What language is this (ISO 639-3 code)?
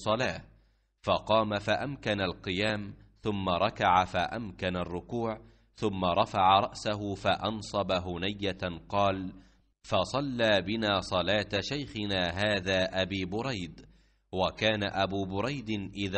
ara